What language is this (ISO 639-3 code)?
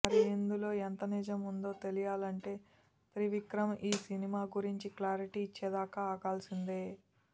tel